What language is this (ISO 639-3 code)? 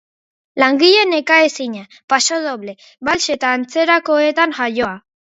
eus